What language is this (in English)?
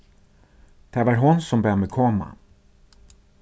Faroese